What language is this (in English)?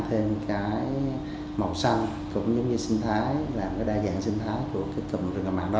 Vietnamese